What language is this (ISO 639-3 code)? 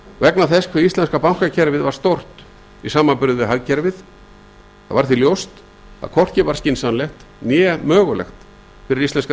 isl